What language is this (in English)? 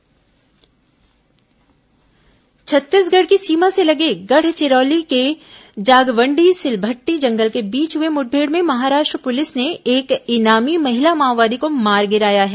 Hindi